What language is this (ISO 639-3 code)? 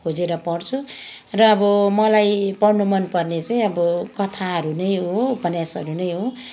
nep